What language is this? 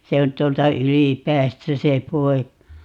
Finnish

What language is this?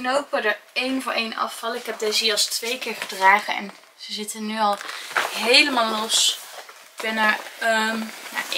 Dutch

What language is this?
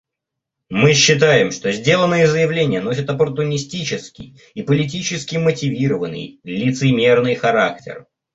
Russian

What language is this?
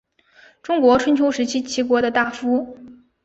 Chinese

